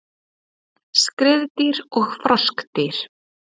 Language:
Icelandic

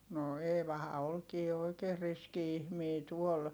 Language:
Finnish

